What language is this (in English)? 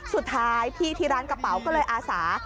Thai